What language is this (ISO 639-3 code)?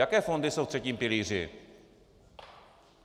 ces